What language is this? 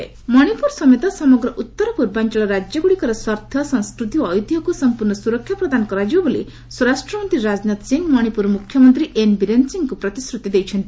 Odia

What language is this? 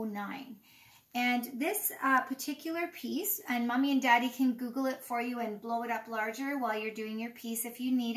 English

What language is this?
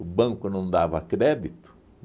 Portuguese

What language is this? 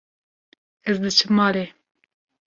Kurdish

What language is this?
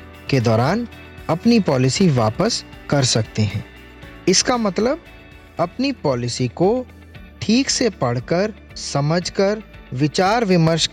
Hindi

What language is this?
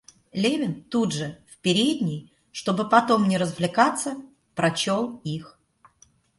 Russian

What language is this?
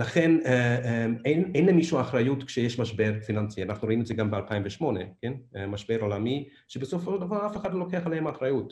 Hebrew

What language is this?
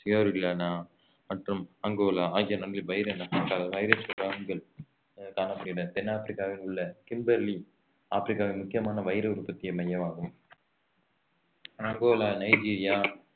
Tamil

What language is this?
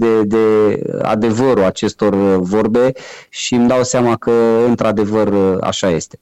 Romanian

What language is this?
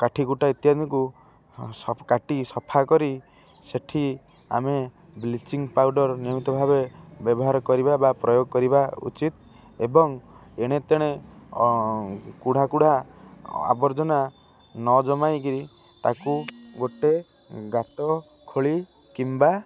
Odia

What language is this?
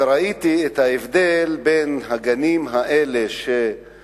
Hebrew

